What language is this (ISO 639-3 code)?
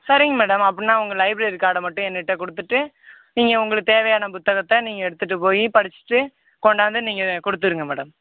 tam